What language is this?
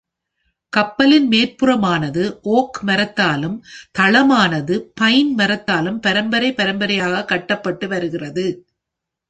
Tamil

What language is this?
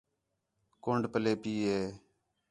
Khetrani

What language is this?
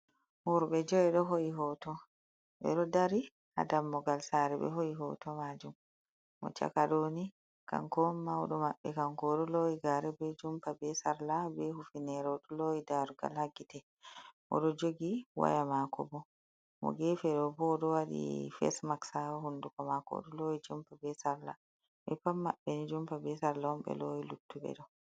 Fula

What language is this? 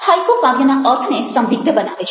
Gujarati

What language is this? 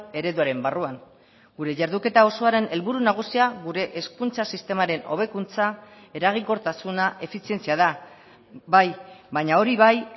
Basque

